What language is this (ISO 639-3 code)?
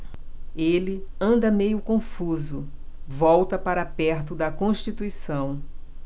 por